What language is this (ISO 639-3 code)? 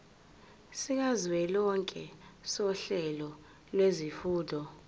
zul